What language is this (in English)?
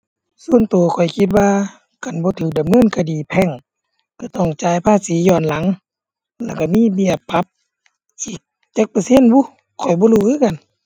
Thai